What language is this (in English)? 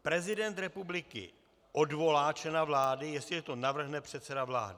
Czech